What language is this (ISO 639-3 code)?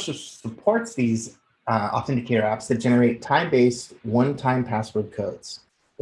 eng